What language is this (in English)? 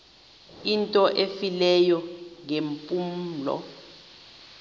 Xhosa